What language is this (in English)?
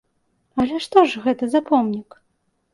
Belarusian